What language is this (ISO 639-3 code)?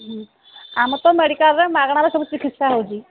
ori